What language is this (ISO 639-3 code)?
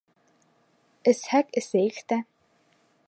bak